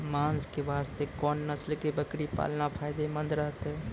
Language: Maithili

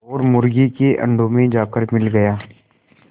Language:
Hindi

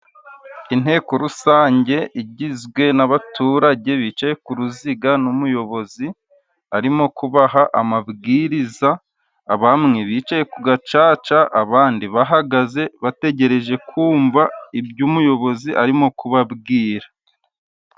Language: Kinyarwanda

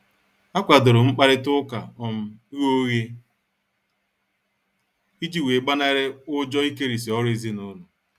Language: Igbo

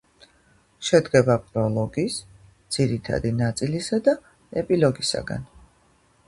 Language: Georgian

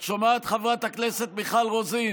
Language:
Hebrew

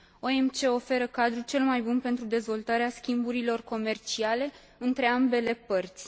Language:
Romanian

